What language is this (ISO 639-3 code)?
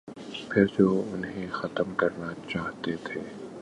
urd